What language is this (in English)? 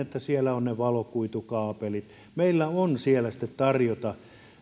Finnish